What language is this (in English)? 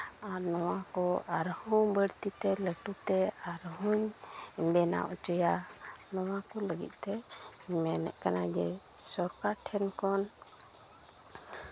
Santali